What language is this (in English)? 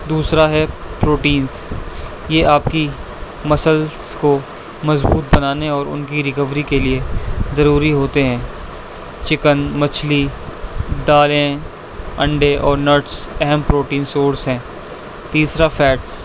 Urdu